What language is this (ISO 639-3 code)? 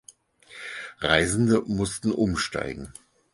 deu